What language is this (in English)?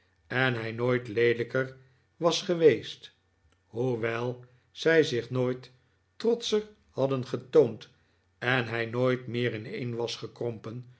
Dutch